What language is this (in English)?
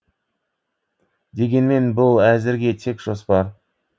Kazakh